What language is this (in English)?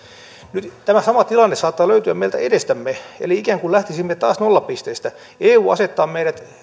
Finnish